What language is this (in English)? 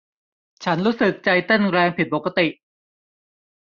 Thai